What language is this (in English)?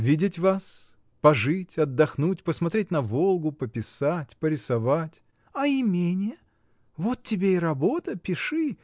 Russian